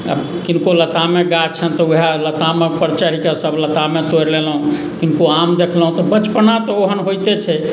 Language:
Maithili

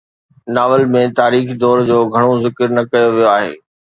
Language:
Sindhi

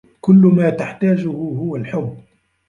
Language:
Arabic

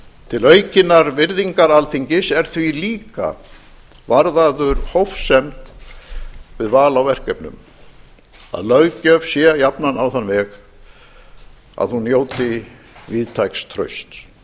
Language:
Icelandic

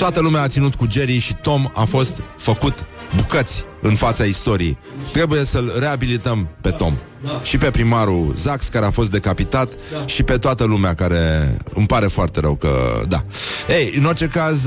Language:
Romanian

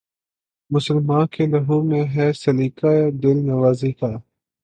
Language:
Urdu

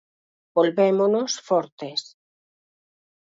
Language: Galician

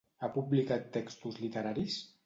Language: Catalan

